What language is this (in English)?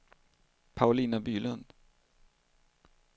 Swedish